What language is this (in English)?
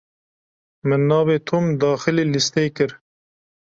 Kurdish